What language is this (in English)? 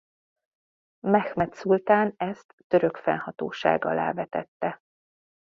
Hungarian